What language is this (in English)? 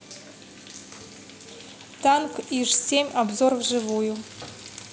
Russian